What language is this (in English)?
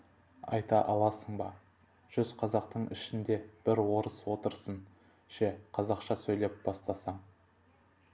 Kazakh